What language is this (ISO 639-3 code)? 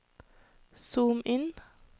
nor